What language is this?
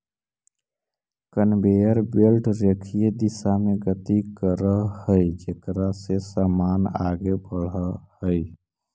Magahi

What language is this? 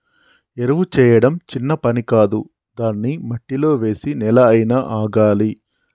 Telugu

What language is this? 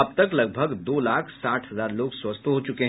Hindi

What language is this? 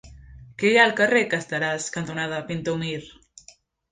Catalan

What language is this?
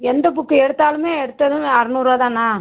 Tamil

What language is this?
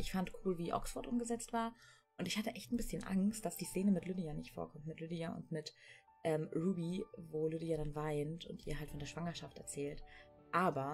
German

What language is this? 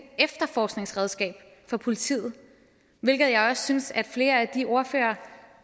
Danish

